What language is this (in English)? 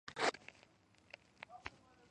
Georgian